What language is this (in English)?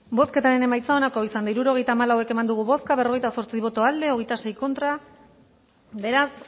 Basque